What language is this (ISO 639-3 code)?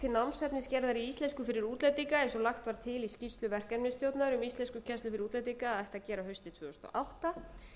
isl